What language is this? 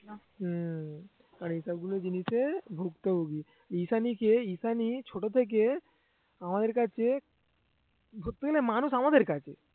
Bangla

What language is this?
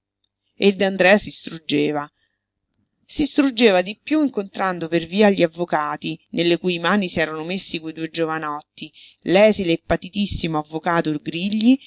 Italian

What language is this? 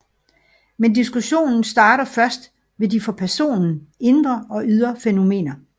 Danish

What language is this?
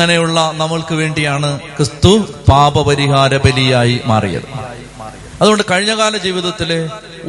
Malayalam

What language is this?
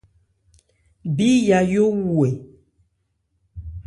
Ebrié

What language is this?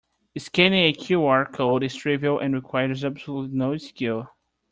English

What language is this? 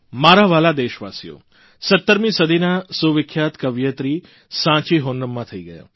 Gujarati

